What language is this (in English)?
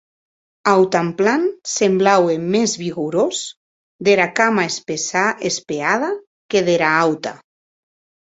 Occitan